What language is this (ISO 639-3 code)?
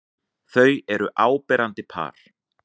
isl